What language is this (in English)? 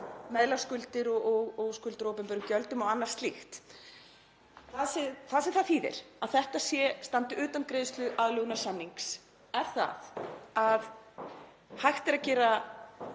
Icelandic